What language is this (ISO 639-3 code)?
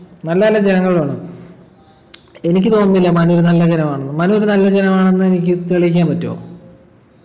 mal